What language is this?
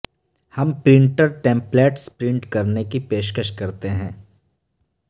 Urdu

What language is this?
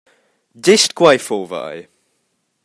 Romansh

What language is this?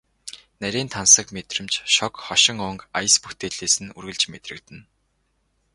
Mongolian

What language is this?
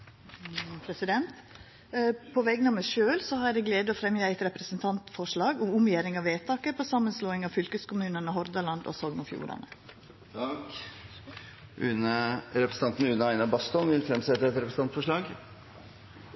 Norwegian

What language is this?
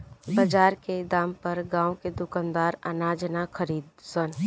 Bhojpuri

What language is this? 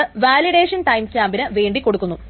Malayalam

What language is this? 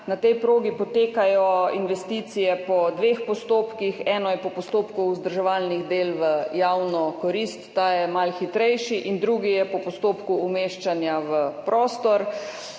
Slovenian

